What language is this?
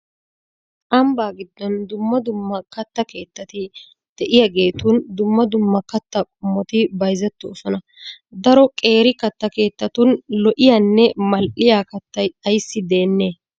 Wolaytta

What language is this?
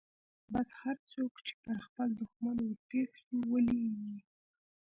Pashto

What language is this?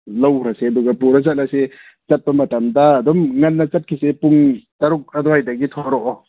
Manipuri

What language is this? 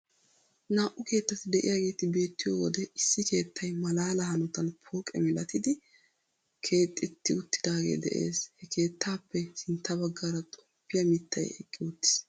Wolaytta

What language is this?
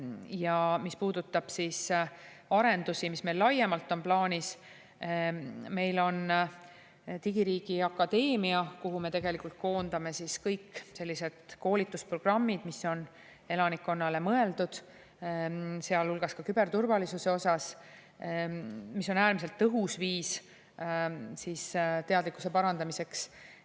Estonian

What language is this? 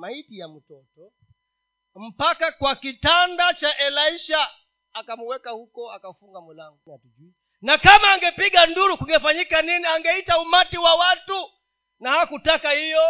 Swahili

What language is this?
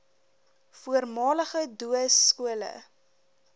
Afrikaans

